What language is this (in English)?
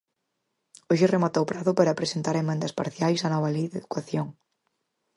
Galician